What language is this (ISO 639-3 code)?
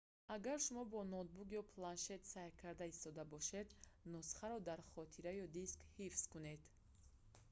tgk